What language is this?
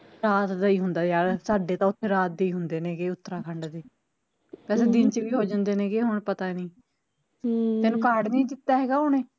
Punjabi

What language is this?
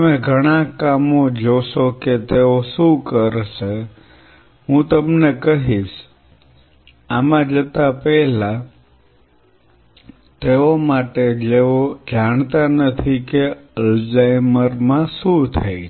Gujarati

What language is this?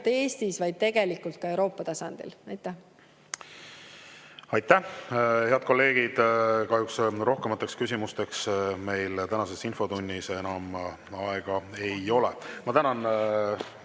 Estonian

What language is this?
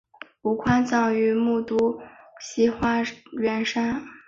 Chinese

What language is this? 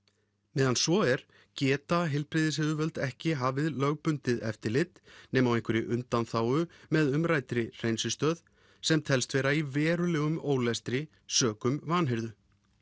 Icelandic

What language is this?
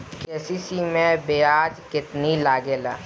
Bhojpuri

